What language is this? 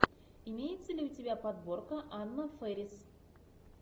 Russian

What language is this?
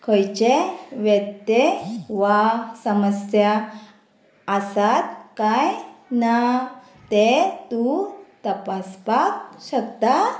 Konkani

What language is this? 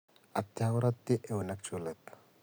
Kalenjin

